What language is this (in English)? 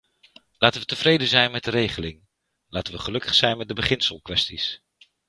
Dutch